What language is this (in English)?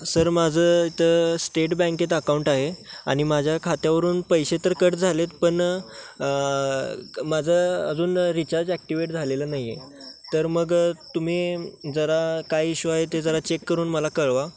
Marathi